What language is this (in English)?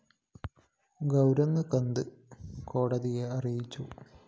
Malayalam